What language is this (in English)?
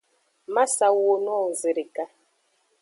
Aja (Benin)